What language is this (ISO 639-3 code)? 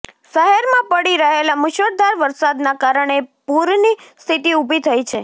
guj